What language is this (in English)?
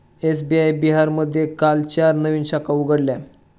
Marathi